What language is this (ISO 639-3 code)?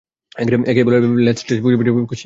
ben